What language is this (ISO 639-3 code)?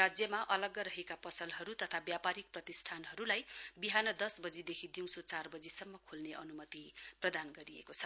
nep